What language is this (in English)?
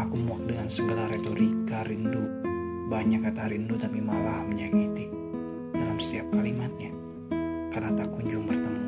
Indonesian